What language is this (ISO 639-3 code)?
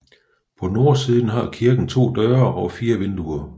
dan